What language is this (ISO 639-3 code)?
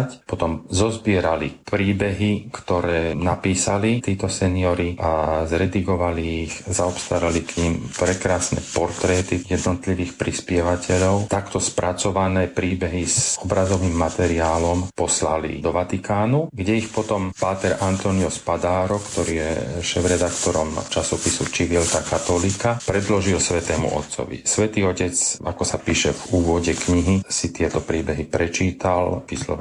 slk